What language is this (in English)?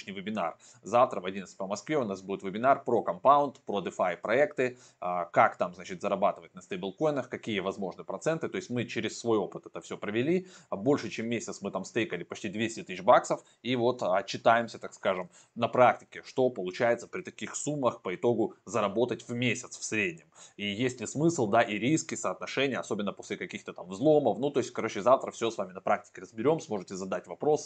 Russian